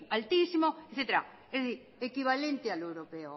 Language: Spanish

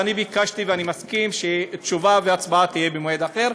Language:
Hebrew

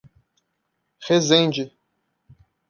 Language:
Portuguese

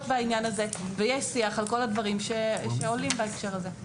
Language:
Hebrew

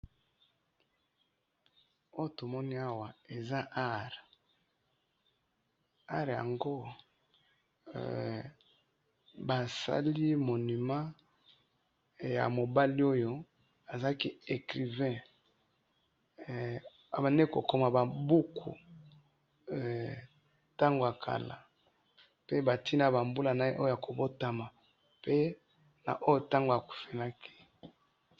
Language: Lingala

